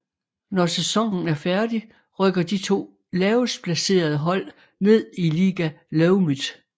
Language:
Danish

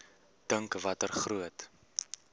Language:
Afrikaans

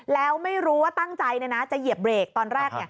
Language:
Thai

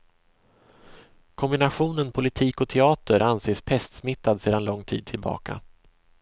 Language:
Swedish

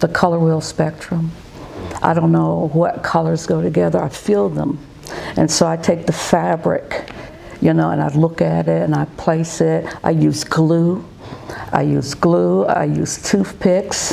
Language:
English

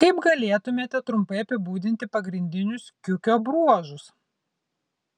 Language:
Lithuanian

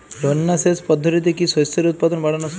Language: Bangla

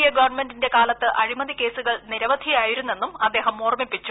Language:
Malayalam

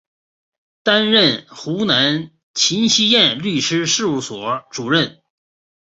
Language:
Chinese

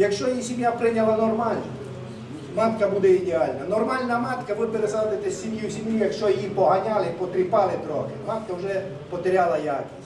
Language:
Ukrainian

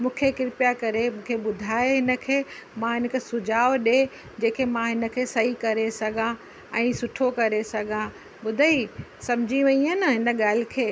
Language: Sindhi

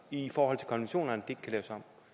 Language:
Danish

